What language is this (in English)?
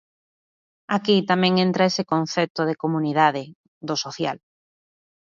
Galician